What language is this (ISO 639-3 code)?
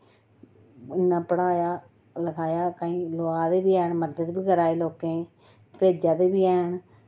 doi